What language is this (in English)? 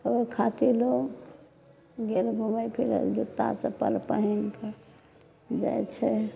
Maithili